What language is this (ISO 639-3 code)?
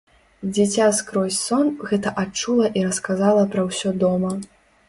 bel